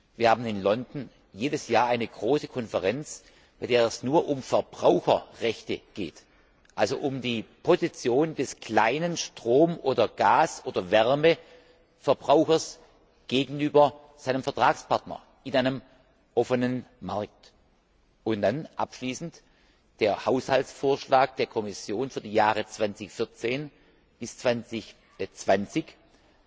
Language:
German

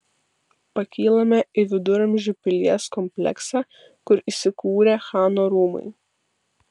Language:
Lithuanian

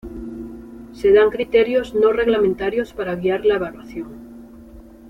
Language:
Spanish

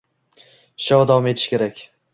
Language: Uzbek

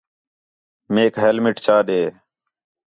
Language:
Khetrani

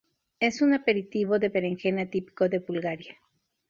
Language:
Spanish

